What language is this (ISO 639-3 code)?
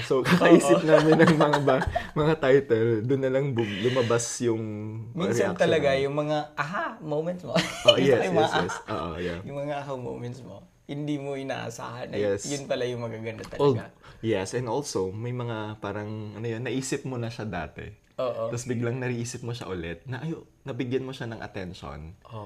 fil